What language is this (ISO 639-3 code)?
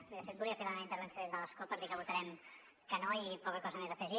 cat